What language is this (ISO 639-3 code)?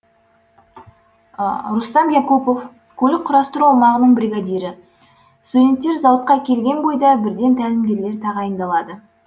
kaz